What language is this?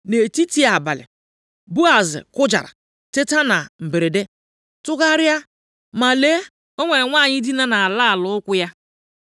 Igbo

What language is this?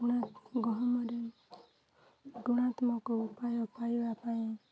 Odia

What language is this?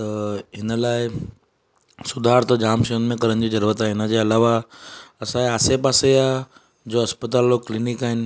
Sindhi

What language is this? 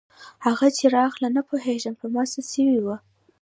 Pashto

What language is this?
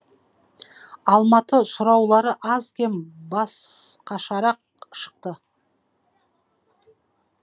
Kazakh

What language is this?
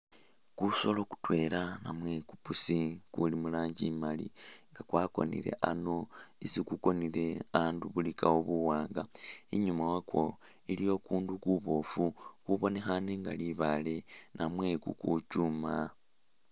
Masaaba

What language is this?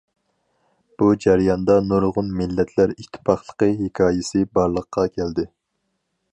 Uyghur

